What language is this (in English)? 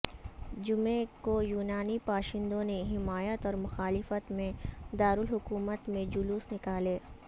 Urdu